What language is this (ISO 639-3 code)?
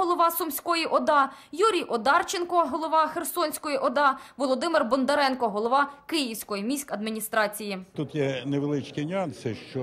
ukr